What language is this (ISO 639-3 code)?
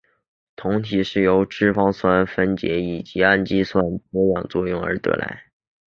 zho